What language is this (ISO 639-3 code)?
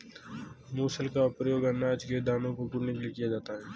hin